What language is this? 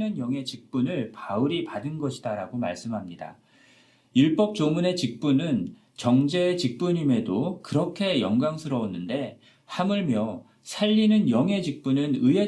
Korean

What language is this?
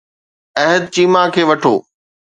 Sindhi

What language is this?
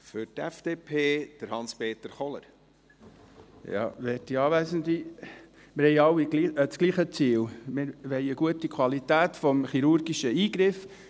Swiss German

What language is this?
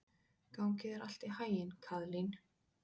Icelandic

